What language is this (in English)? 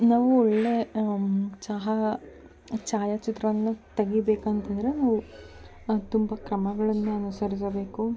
Kannada